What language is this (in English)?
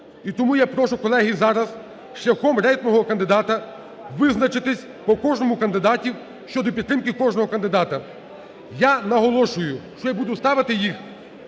Ukrainian